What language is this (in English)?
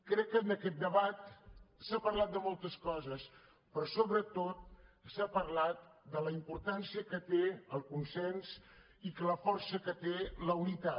Catalan